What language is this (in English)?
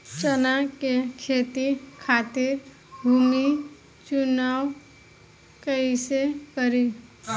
Bhojpuri